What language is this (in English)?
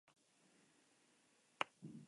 Spanish